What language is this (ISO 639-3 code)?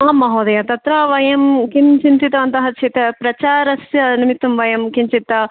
san